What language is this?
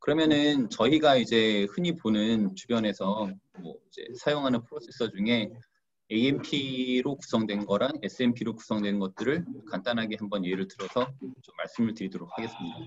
Korean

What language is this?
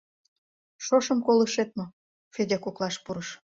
Mari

